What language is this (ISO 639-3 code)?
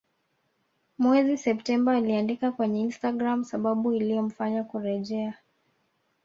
swa